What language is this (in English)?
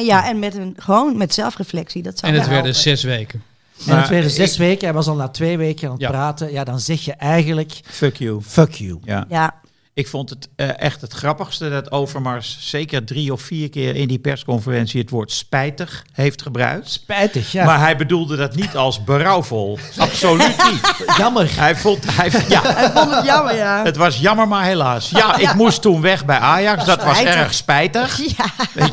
Dutch